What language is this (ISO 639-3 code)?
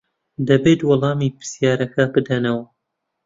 ckb